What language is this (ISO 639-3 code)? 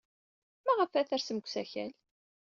kab